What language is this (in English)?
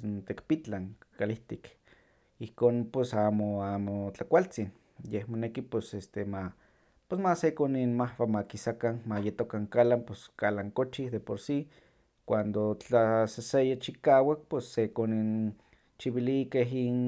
Huaxcaleca Nahuatl